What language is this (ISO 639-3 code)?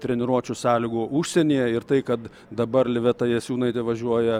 lit